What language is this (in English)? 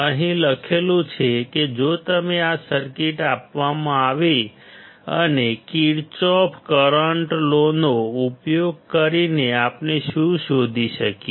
Gujarati